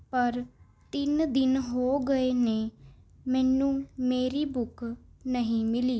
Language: Punjabi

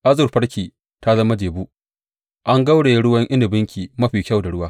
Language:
Hausa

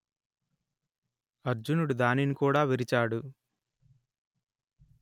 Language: Telugu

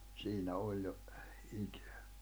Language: Finnish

